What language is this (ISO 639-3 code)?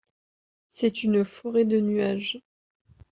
fra